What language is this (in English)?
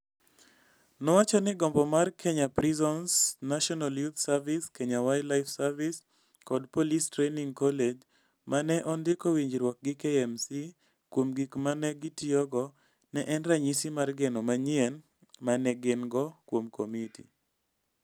Luo (Kenya and Tanzania)